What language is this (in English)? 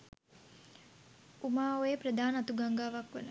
Sinhala